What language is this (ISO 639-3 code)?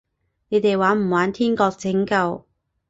yue